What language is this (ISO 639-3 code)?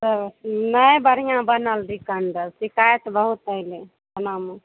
mai